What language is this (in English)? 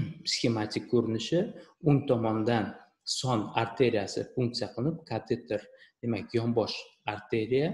Turkish